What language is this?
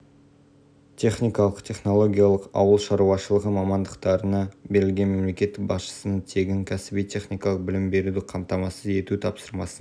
Kazakh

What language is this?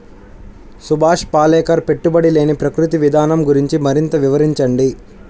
Telugu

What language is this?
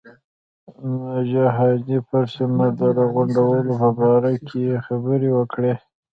Pashto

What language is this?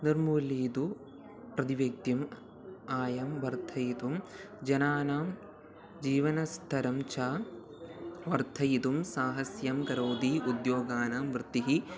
Sanskrit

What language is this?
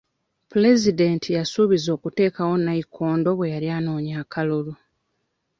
Ganda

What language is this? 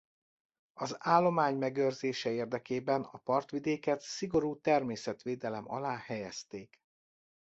Hungarian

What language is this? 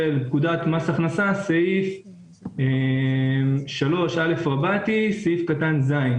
Hebrew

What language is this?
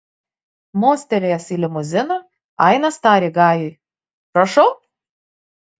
Lithuanian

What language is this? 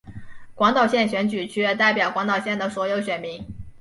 Chinese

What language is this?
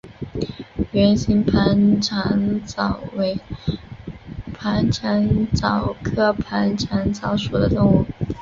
Chinese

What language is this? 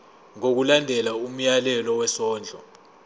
Zulu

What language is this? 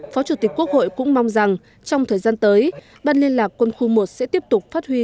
Vietnamese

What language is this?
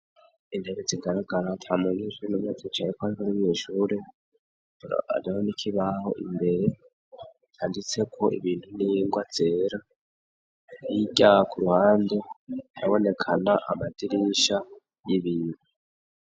Rundi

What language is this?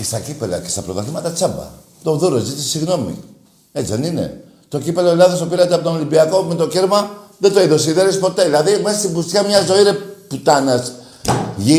Greek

